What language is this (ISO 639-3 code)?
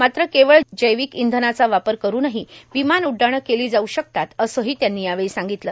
mar